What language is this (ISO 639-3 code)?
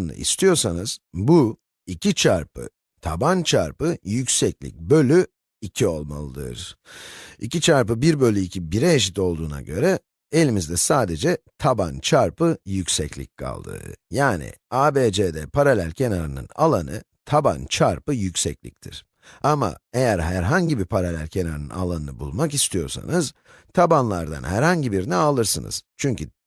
tur